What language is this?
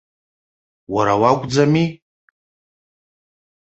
Abkhazian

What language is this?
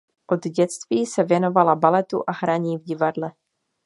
Czech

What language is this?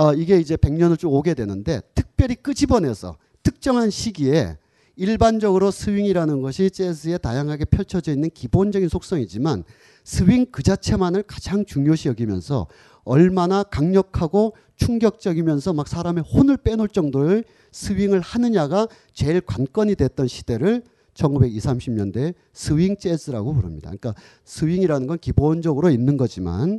Korean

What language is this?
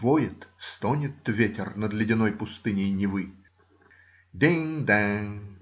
Russian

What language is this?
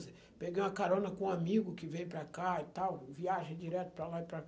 Portuguese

